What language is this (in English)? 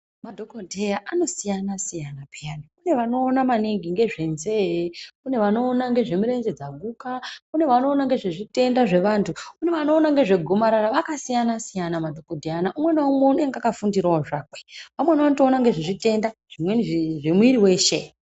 Ndau